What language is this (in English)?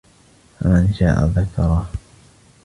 Arabic